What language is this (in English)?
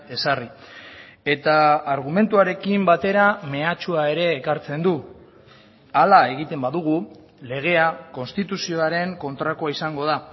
Basque